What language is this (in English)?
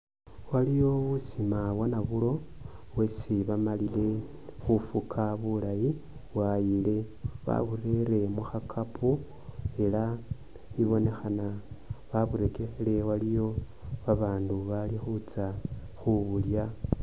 Masaaba